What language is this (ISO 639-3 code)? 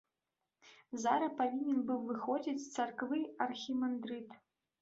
bel